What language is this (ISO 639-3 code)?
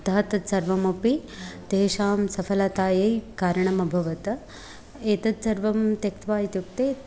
san